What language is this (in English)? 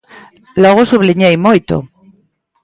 Galician